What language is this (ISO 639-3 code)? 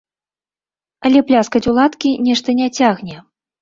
bel